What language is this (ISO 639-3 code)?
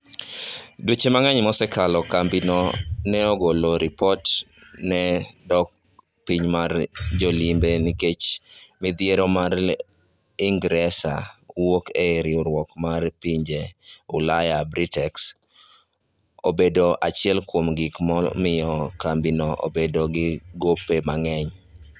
luo